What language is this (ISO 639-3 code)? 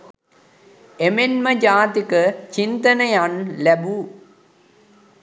sin